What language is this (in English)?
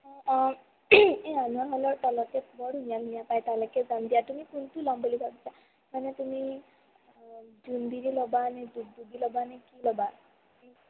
Assamese